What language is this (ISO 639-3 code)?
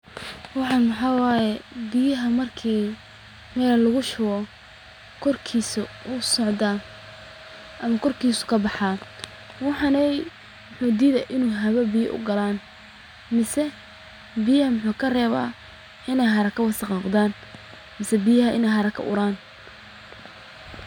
som